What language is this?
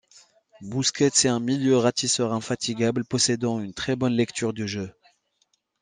French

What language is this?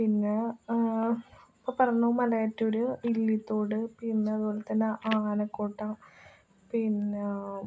Malayalam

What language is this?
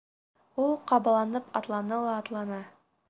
Bashkir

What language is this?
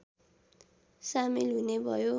Nepali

